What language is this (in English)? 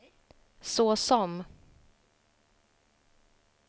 Swedish